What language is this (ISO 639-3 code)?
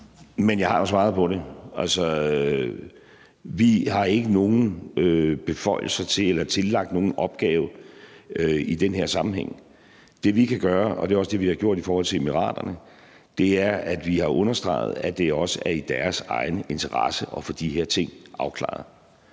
dan